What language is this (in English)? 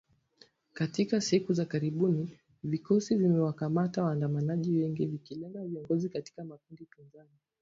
Swahili